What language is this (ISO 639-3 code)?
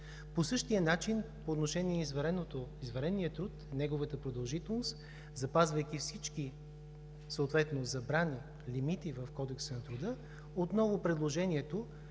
bul